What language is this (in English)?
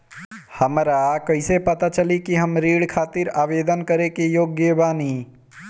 Bhojpuri